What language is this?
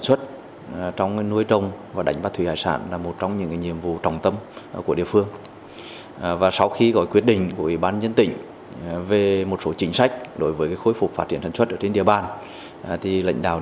Vietnamese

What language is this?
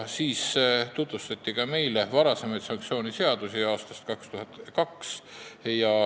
Estonian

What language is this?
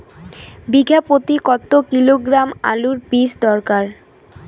Bangla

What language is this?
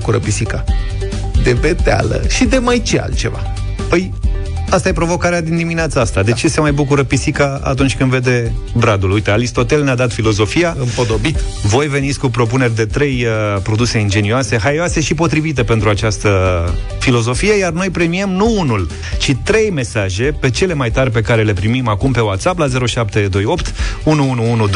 Romanian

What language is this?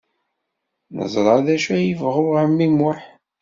Kabyle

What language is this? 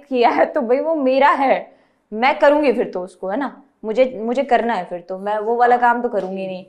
Hindi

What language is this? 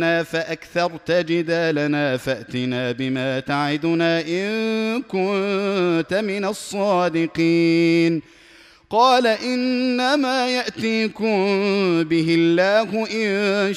Arabic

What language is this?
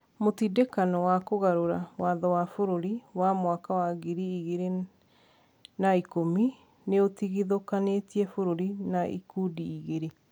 Kikuyu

